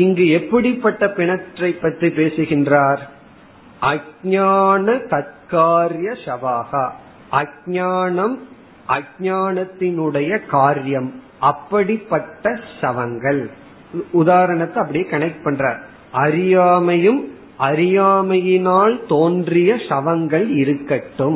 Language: Tamil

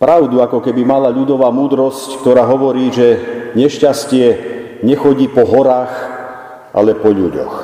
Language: Slovak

